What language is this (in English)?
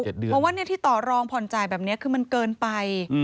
Thai